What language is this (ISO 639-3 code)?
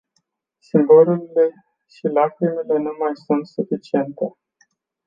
ron